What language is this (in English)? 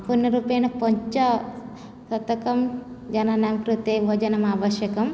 Sanskrit